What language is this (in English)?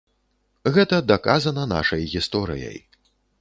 Belarusian